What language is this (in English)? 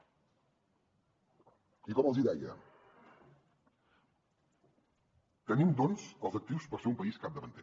Catalan